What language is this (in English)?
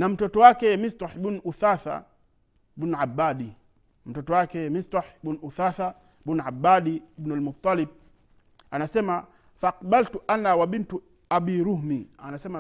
Swahili